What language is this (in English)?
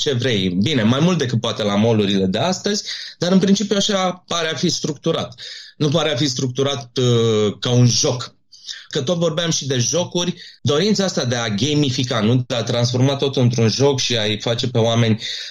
Romanian